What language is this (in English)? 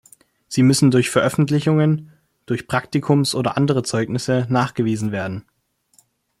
German